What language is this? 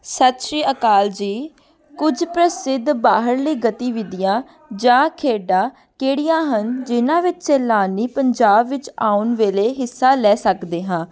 Punjabi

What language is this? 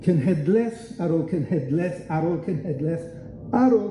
Welsh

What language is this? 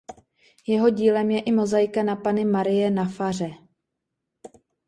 Czech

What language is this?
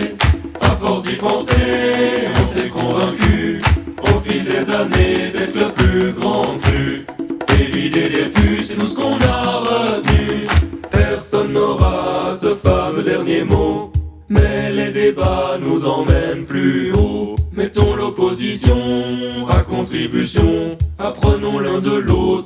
French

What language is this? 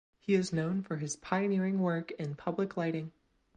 English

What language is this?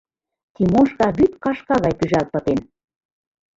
Mari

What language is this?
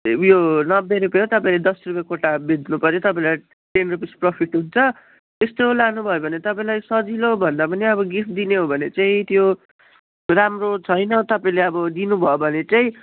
Nepali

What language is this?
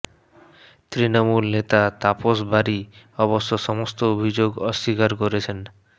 Bangla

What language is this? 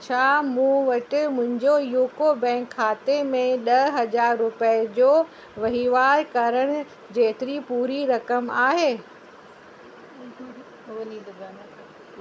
Sindhi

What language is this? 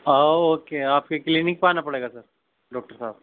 Urdu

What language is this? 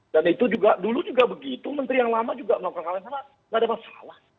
Indonesian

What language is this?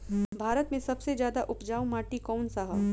Bhojpuri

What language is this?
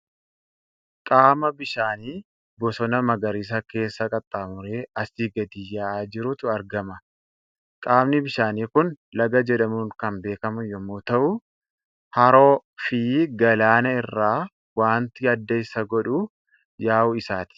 Oromo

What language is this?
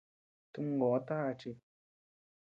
Tepeuxila Cuicatec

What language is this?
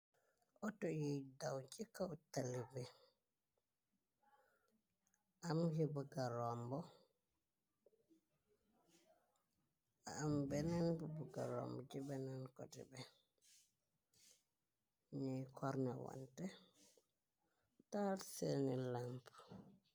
Wolof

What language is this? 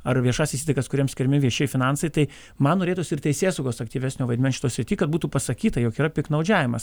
Lithuanian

